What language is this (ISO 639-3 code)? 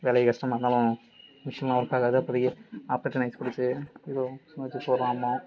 tam